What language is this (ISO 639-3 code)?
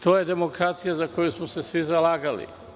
srp